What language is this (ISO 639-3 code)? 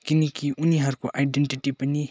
nep